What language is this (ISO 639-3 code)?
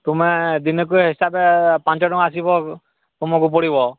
ori